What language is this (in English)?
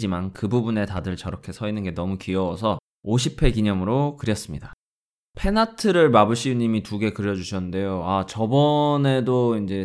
Korean